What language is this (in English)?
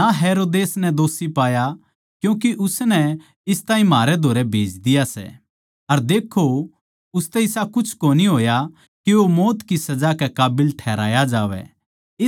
Haryanvi